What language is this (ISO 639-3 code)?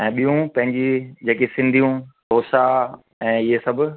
snd